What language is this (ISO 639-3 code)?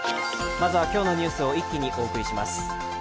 jpn